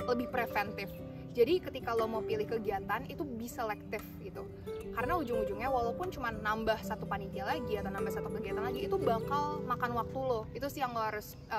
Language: Indonesian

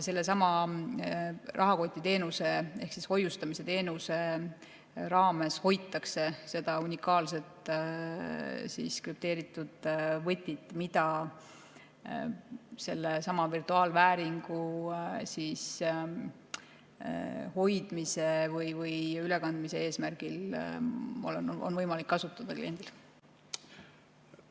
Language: Estonian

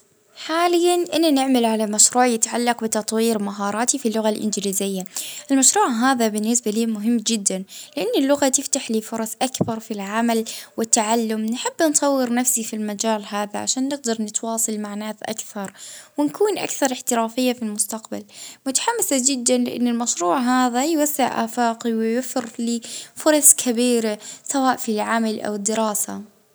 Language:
Libyan Arabic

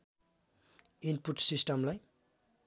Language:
Nepali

